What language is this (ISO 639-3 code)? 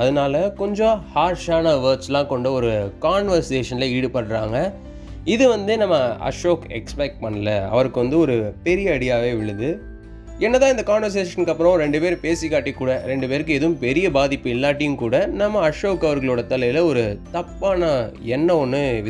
tam